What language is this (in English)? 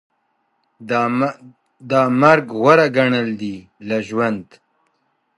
Pashto